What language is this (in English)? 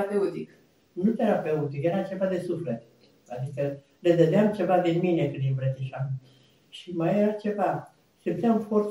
Romanian